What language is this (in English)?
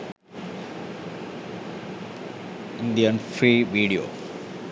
Sinhala